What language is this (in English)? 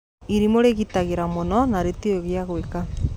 Kikuyu